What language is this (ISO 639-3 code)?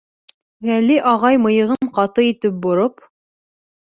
bak